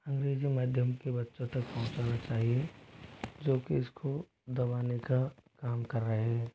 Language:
Hindi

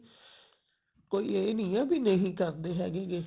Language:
Punjabi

